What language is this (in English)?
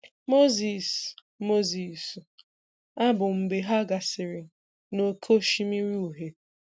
Igbo